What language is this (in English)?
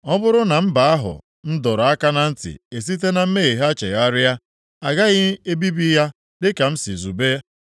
Igbo